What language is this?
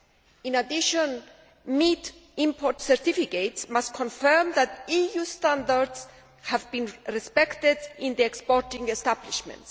English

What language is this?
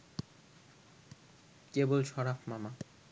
Bangla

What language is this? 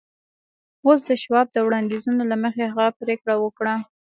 Pashto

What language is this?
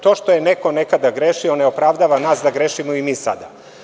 Serbian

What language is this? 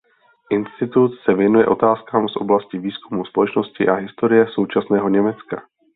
Czech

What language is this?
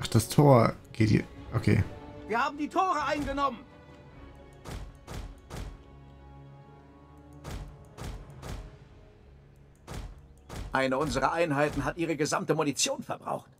German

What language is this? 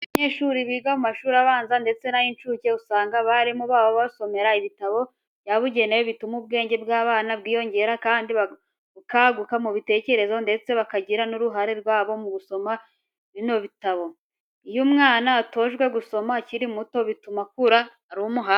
Kinyarwanda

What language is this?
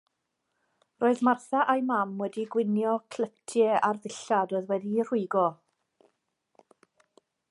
Welsh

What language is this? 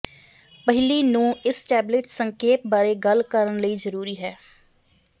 Punjabi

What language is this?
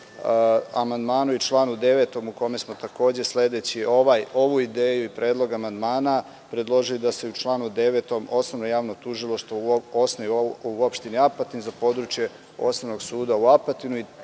Serbian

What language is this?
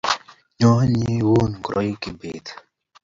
Kalenjin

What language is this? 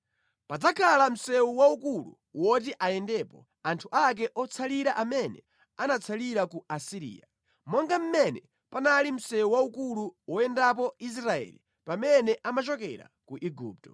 Nyanja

